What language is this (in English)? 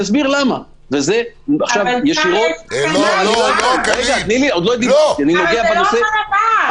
Hebrew